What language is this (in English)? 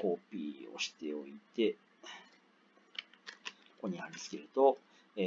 Japanese